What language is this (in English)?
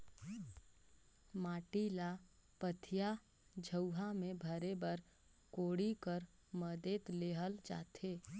Chhattisgarhi